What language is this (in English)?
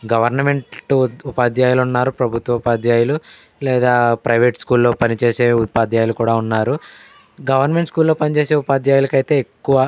Telugu